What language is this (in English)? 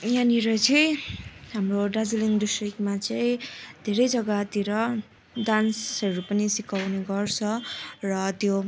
Nepali